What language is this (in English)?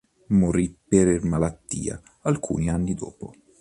Italian